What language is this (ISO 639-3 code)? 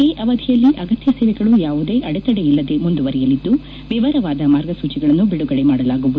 kan